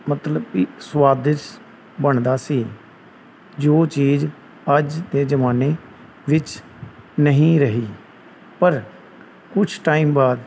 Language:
Punjabi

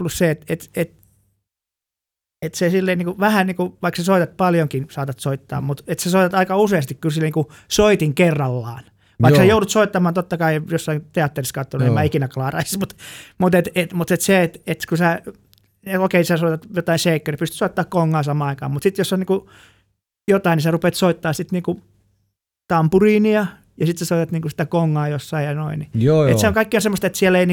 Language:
Finnish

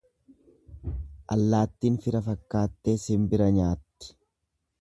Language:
Oromo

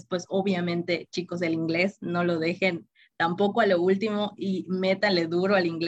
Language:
Spanish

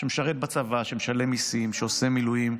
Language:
Hebrew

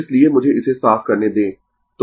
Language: Hindi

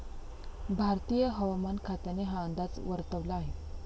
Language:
Marathi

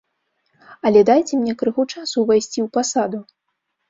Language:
Belarusian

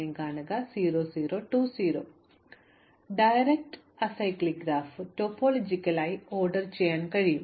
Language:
Malayalam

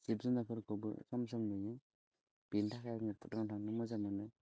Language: Bodo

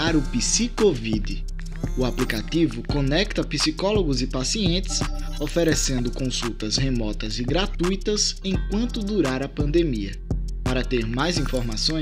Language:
Portuguese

